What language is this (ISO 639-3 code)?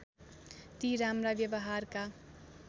nep